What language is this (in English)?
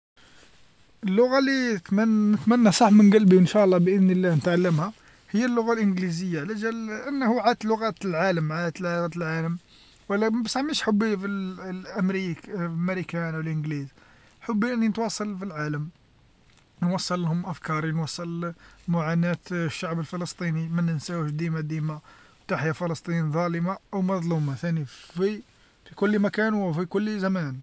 Algerian Arabic